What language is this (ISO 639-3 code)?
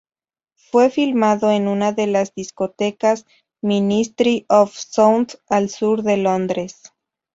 spa